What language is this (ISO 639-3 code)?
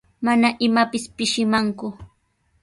qws